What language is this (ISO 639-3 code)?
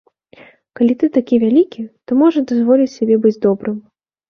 bel